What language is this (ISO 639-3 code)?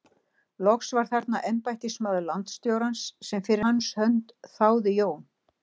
isl